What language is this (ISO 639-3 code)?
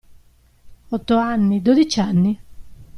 ita